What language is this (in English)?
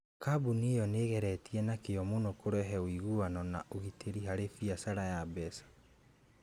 Kikuyu